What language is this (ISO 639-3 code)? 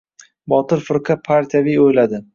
uzb